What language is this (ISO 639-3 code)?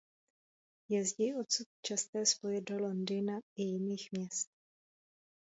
ces